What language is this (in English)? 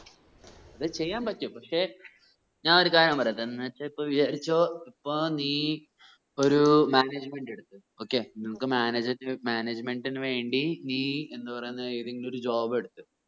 Malayalam